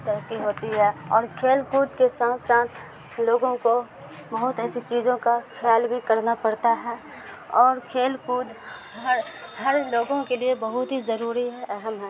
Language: Urdu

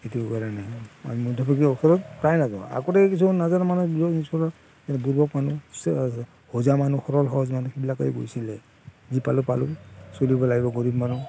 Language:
Assamese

